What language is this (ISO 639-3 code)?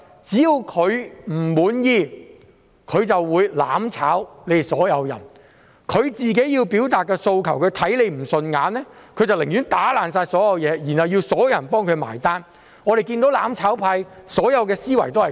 yue